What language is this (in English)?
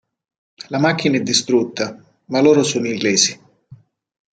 Italian